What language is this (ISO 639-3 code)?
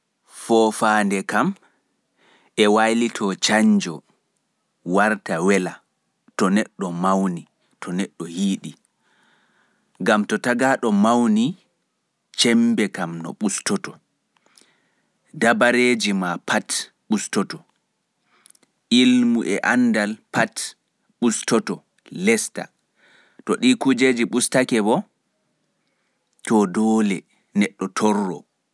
ful